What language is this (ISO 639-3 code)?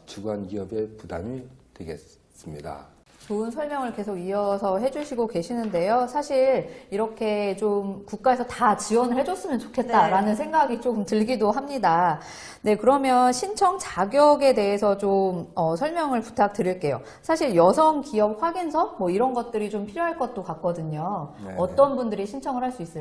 kor